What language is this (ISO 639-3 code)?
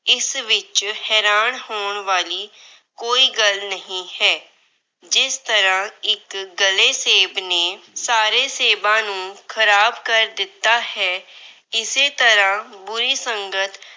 pan